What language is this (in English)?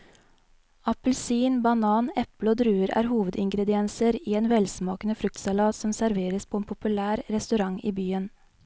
Norwegian